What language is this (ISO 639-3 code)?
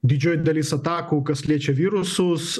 lit